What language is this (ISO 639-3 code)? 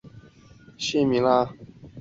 zho